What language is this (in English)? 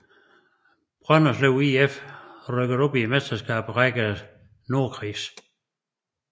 Danish